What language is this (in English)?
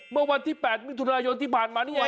Thai